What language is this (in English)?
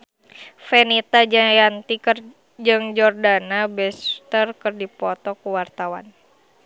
Sundanese